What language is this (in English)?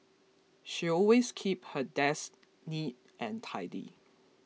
English